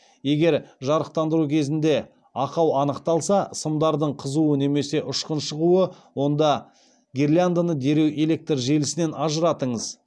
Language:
Kazakh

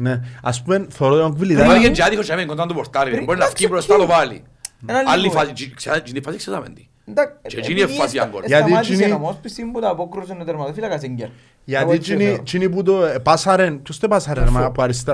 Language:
Greek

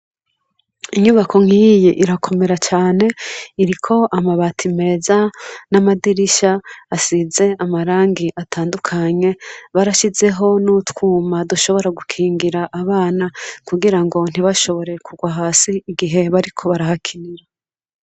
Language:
Rundi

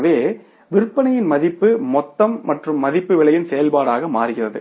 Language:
Tamil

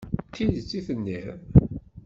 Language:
Kabyle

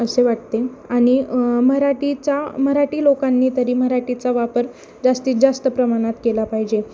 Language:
Marathi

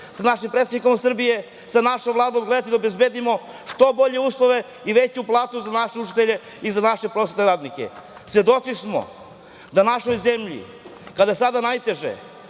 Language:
Serbian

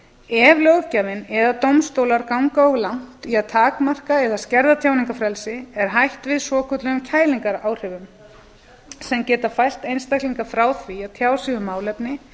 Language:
Icelandic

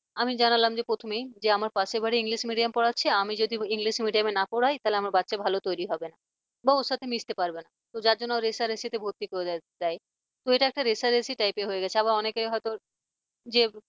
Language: Bangla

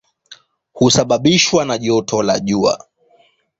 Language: Swahili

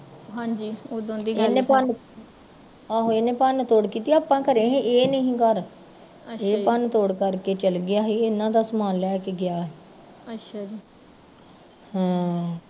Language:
Punjabi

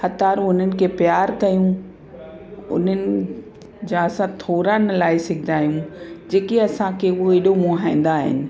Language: Sindhi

